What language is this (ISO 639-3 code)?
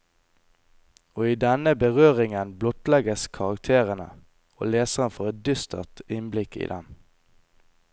nor